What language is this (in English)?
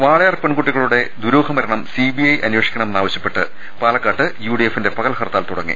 Malayalam